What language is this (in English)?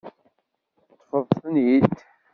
Kabyle